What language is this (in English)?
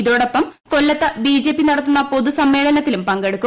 Malayalam